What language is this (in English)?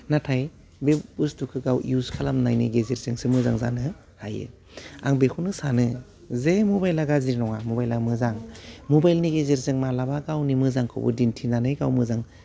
Bodo